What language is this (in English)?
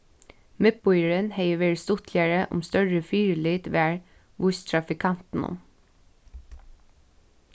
Faroese